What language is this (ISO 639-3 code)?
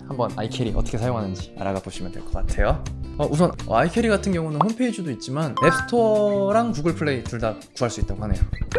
kor